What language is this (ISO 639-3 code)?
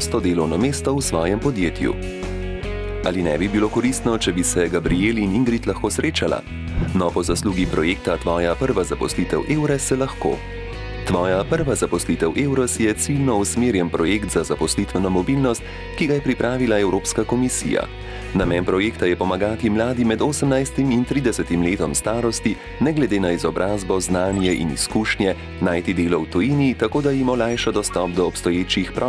ita